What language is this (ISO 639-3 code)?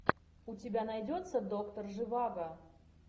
rus